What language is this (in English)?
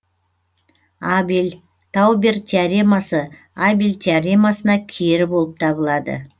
Kazakh